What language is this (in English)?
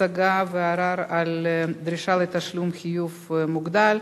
Hebrew